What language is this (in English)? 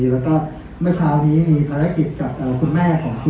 Thai